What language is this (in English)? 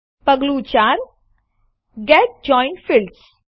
Gujarati